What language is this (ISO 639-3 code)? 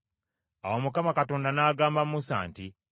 lug